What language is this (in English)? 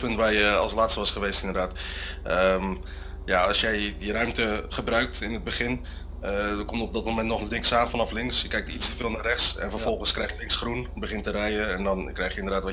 Dutch